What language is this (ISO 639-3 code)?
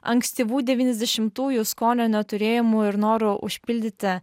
lit